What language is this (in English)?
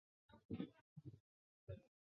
Chinese